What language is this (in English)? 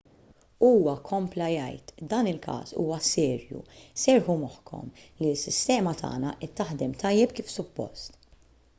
Maltese